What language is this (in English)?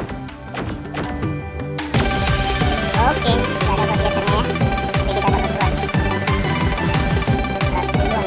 Indonesian